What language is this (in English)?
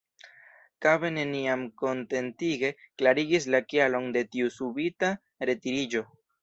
Esperanto